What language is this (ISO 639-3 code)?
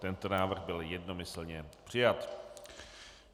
ces